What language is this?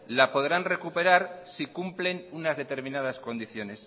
Spanish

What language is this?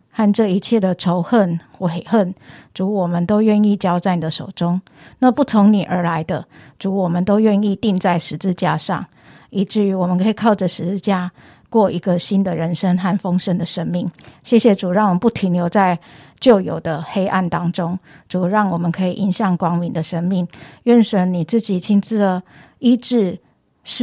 Chinese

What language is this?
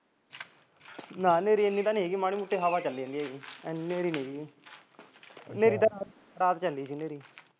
Punjabi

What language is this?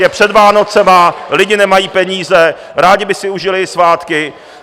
Czech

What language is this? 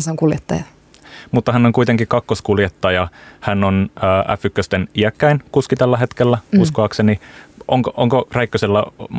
Finnish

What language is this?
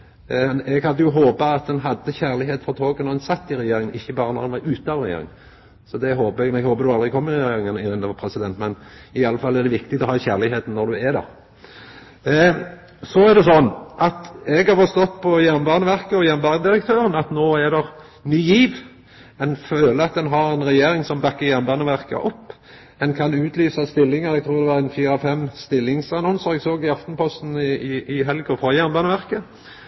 Norwegian Nynorsk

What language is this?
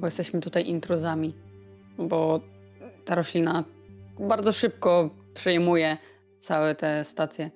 Polish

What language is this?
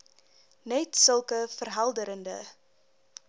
Afrikaans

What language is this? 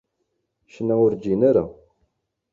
Kabyle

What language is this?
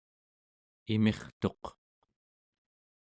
Central Yupik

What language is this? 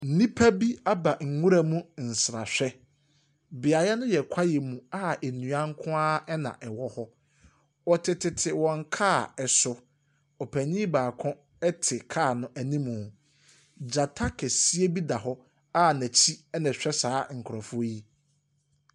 Akan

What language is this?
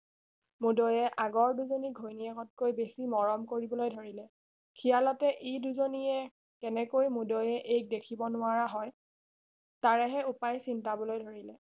Assamese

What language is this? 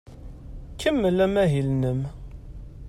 Kabyle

